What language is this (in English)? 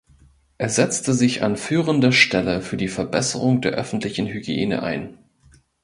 German